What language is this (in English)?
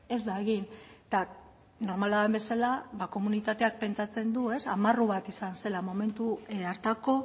Basque